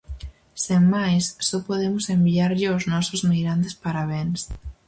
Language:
Galician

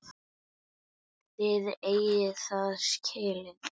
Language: Icelandic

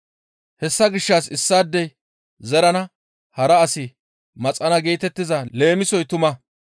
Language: Gamo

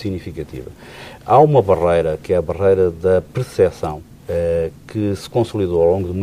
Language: Portuguese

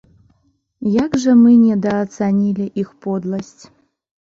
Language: Belarusian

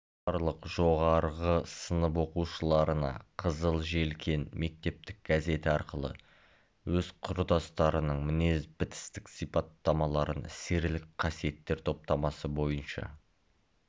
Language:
Kazakh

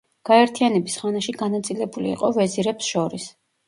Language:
Georgian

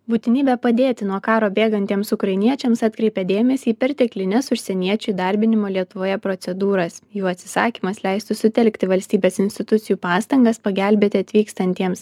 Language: Lithuanian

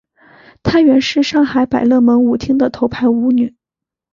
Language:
Chinese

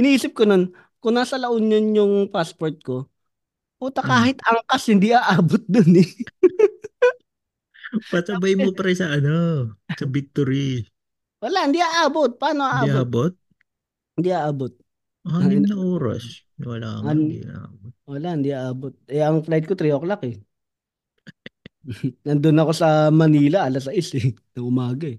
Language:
Filipino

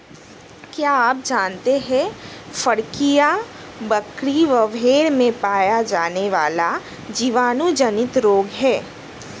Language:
Hindi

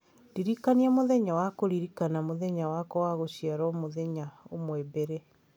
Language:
Kikuyu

